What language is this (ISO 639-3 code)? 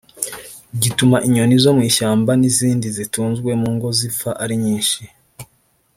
kin